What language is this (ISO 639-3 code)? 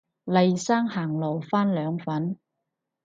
yue